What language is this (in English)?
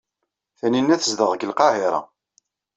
Kabyle